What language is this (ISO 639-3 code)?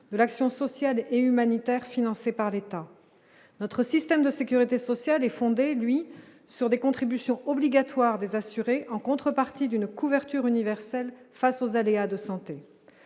fra